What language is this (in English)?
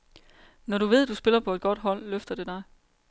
Danish